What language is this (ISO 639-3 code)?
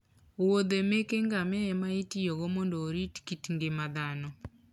luo